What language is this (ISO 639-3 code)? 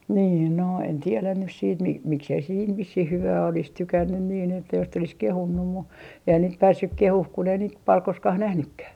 fin